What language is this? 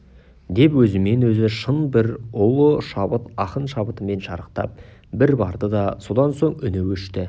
Kazakh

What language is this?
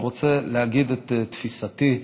Hebrew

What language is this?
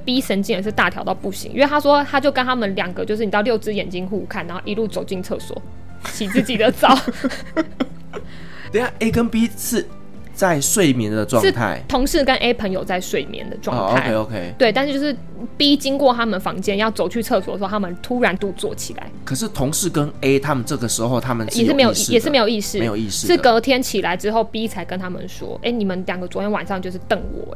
Chinese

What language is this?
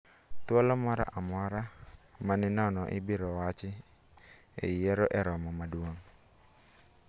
Luo (Kenya and Tanzania)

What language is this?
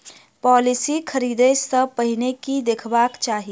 Maithili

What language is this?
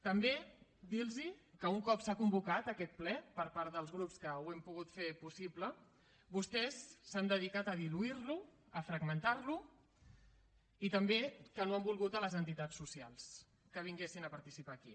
Catalan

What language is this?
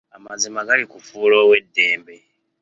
Ganda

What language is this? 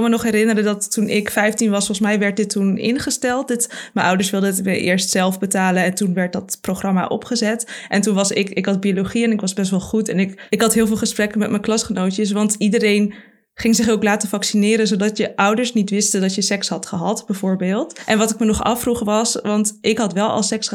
Dutch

